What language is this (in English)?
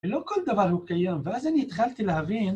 Hebrew